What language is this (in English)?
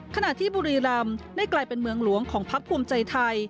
Thai